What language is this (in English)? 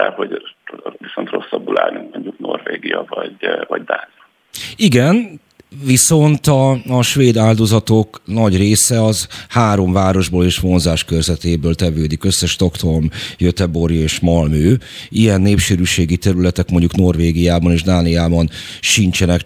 Hungarian